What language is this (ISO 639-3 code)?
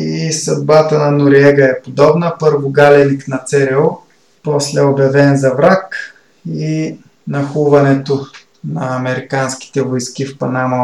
bul